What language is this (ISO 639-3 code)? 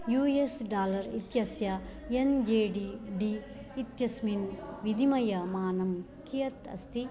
san